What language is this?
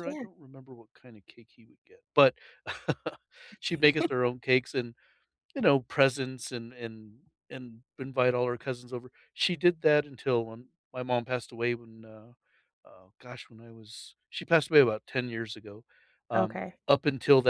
English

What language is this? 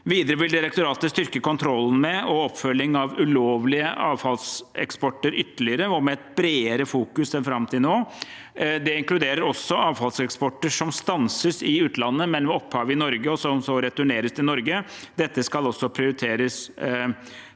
Norwegian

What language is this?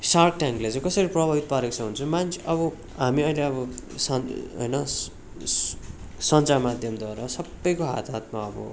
Nepali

